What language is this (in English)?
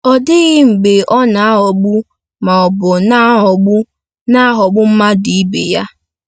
Igbo